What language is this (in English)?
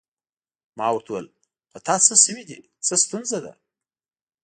Pashto